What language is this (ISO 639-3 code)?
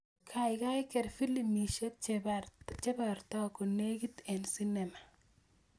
kln